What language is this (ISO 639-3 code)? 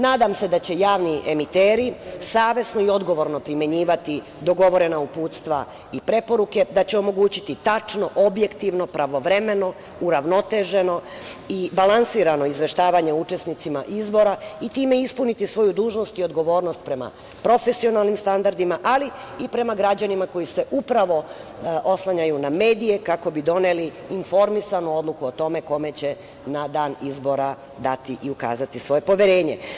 srp